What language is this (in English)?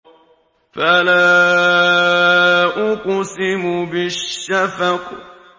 Arabic